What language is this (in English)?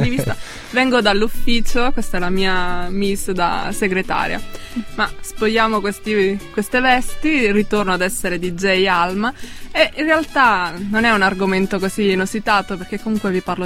Italian